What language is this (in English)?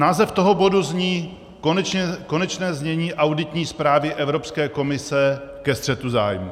Czech